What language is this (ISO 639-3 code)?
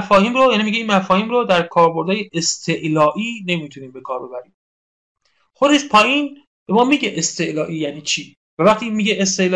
fas